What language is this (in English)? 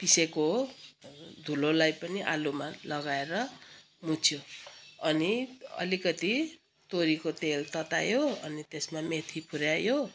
Nepali